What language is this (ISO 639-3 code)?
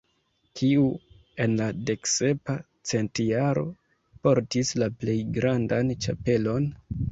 epo